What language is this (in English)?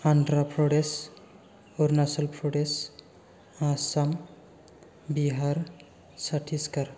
Bodo